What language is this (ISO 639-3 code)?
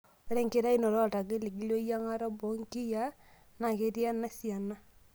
mas